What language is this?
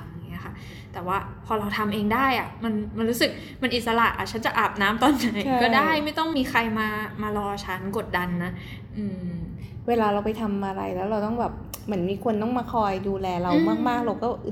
Thai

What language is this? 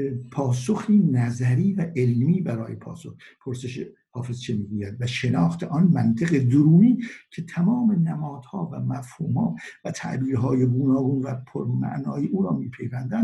Persian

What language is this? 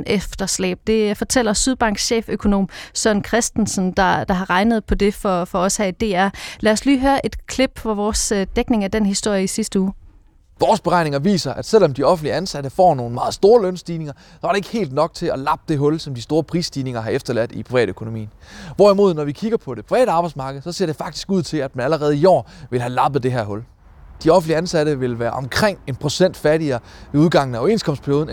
Danish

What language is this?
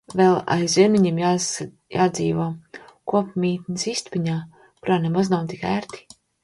Latvian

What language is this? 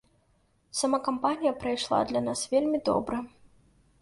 Belarusian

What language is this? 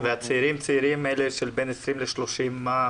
Hebrew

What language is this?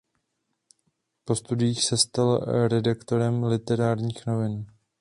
Czech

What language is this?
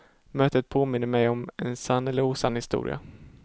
Swedish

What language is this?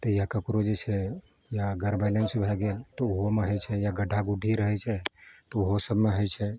Maithili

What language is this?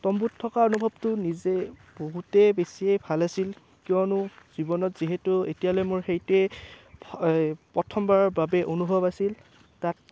Assamese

